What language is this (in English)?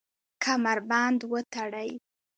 Pashto